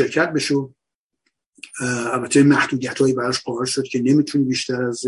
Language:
Persian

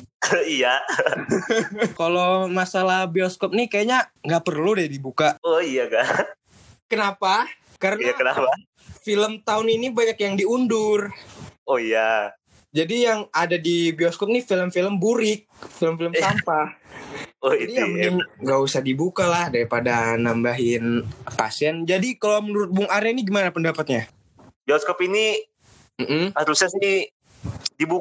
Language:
Indonesian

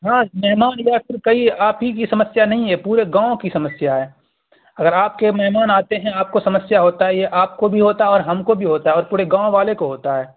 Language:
Urdu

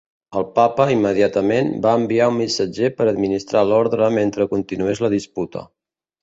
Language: Catalan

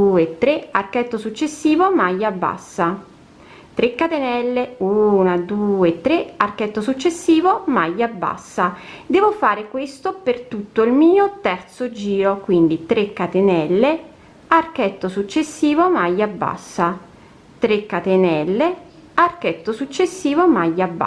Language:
Italian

